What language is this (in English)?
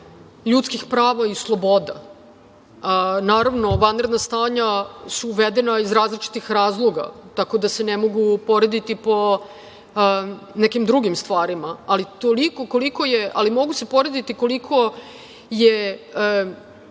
Serbian